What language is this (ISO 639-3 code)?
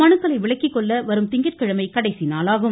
tam